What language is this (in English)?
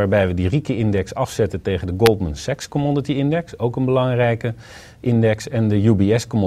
Dutch